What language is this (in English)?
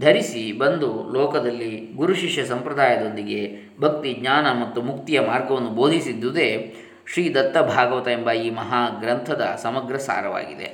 Kannada